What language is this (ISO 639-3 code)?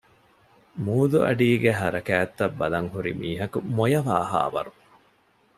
div